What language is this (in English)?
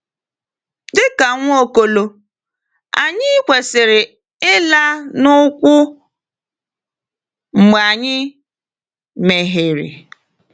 Igbo